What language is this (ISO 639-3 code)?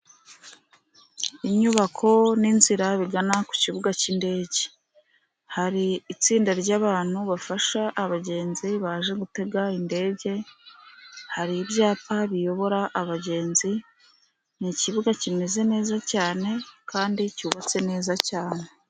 kin